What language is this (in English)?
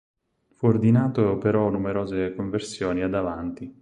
Italian